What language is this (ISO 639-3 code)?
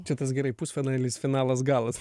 lit